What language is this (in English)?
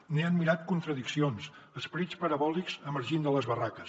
Catalan